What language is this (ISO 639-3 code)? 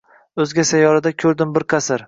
uzb